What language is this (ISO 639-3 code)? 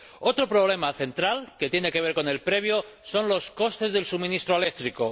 spa